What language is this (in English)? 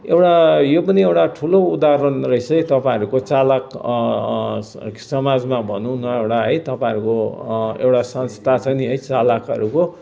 Nepali